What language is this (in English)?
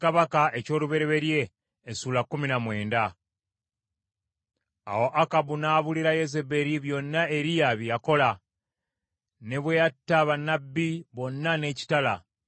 Ganda